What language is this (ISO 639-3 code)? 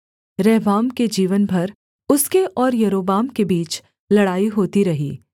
hin